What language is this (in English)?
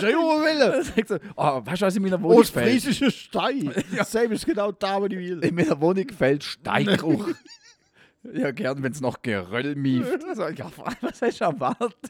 German